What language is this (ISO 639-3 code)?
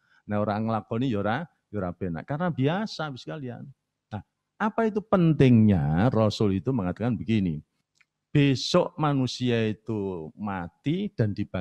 ind